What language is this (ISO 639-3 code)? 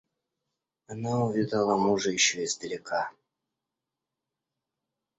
rus